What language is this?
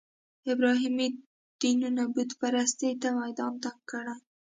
Pashto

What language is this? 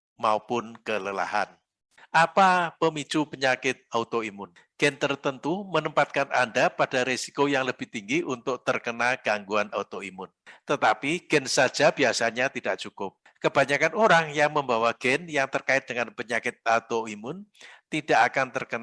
Indonesian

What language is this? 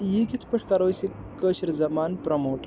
Kashmiri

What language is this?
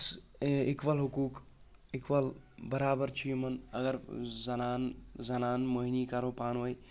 Kashmiri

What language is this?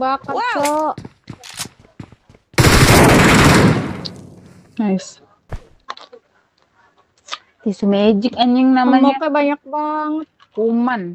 Indonesian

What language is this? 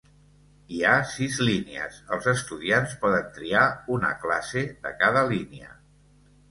Catalan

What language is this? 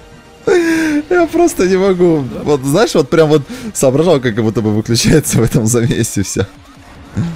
Russian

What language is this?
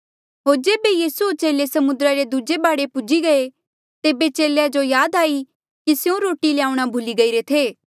Mandeali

